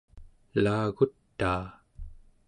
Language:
Central Yupik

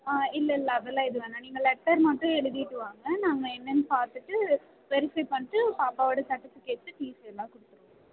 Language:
Tamil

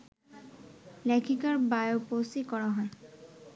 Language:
Bangla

